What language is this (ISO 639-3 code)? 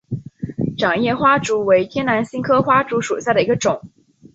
zho